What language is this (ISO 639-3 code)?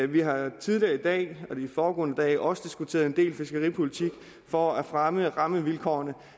dan